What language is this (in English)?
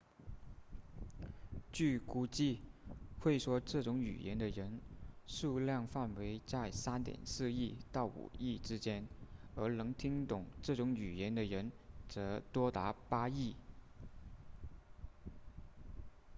Chinese